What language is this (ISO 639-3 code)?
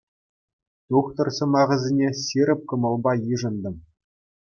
chv